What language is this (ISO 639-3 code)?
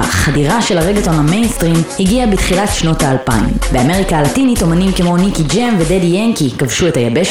heb